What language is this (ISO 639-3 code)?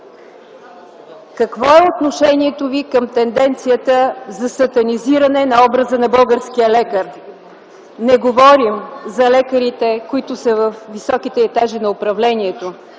bul